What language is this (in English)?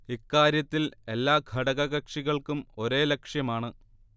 Malayalam